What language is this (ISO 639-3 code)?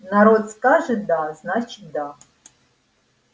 rus